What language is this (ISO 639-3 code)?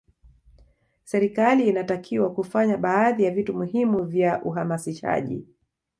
swa